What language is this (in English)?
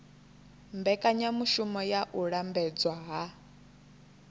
Venda